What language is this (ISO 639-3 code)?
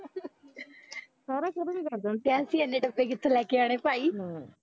pan